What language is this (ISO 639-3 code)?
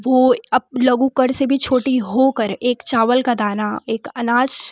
hin